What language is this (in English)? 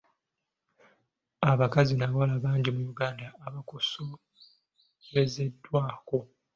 Ganda